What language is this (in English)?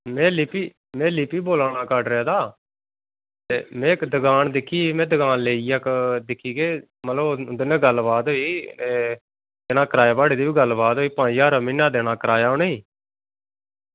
Dogri